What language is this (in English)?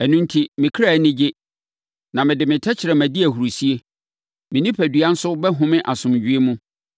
Akan